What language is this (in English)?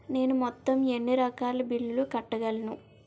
Telugu